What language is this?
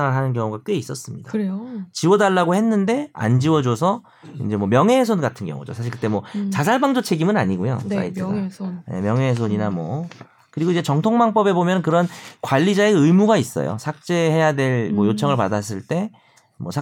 Korean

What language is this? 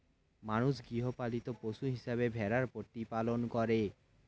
Bangla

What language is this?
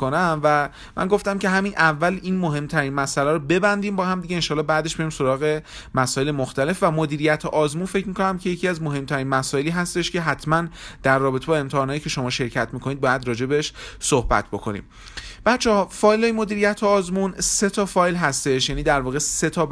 Persian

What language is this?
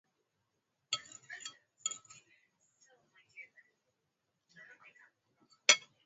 Swahili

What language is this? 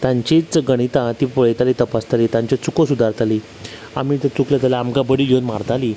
Konkani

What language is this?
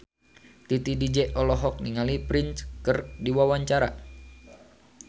Sundanese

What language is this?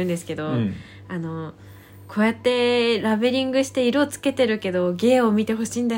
Japanese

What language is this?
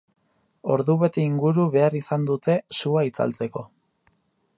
Basque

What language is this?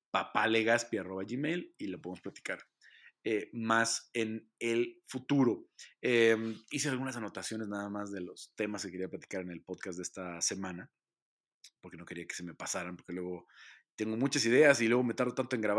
Spanish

